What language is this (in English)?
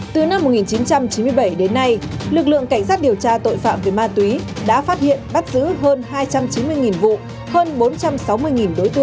Vietnamese